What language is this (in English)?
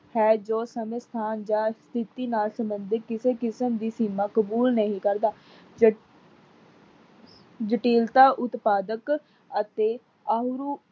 Punjabi